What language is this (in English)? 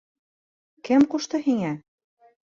Bashkir